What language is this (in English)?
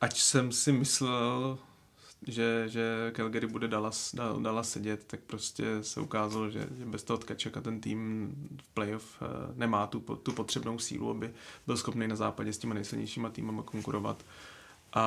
Czech